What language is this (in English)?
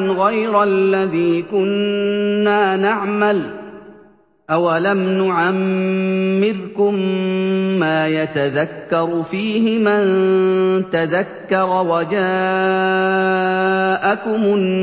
Arabic